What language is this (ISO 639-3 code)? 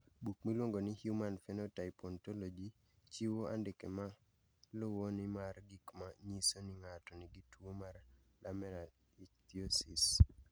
luo